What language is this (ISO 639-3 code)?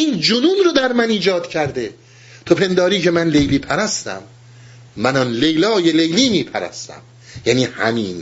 fas